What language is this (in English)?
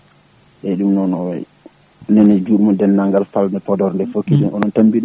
Fula